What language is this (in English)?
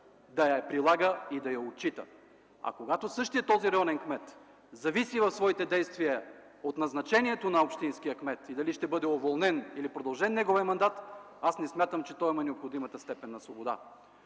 Bulgarian